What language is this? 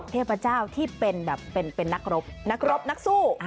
Thai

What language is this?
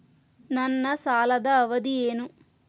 Kannada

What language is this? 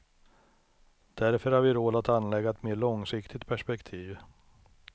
Swedish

